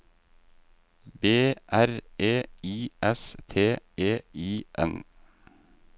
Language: Norwegian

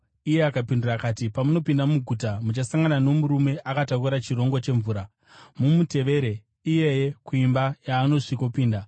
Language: Shona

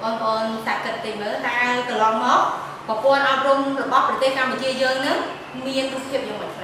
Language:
Vietnamese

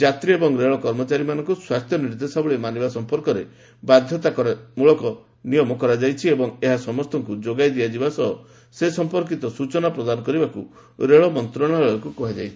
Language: Odia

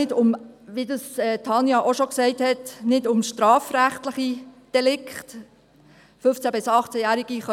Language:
Swiss German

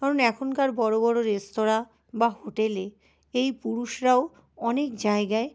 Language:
Bangla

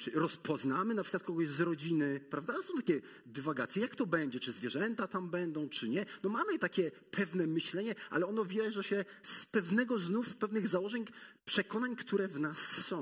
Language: Polish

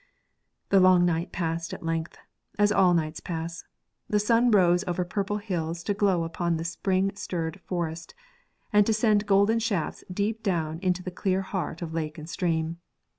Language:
English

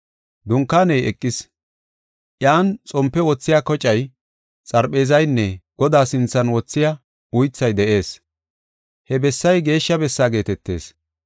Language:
Gofa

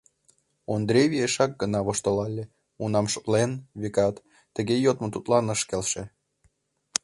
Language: Mari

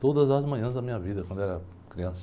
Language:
Portuguese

